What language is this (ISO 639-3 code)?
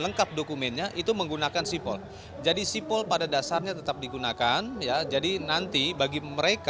ind